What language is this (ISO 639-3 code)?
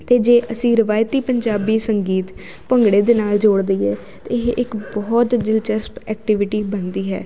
pan